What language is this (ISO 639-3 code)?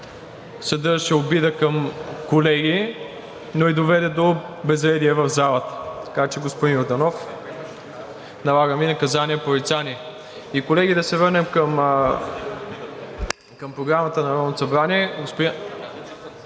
bul